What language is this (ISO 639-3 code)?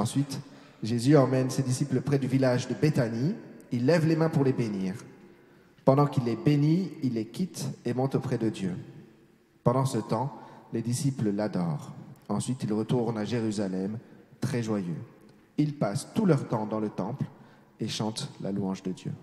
fra